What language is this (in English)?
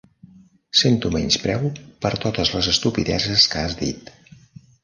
Catalan